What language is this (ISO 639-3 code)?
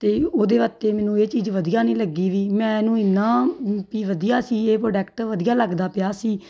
pan